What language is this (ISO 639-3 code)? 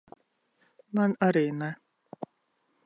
lav